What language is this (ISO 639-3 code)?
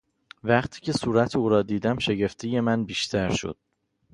fas